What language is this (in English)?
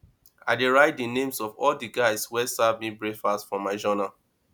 Nigerian Pidgin